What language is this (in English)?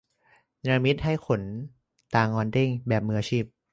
Thai